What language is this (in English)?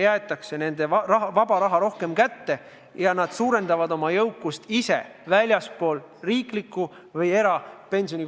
Estonian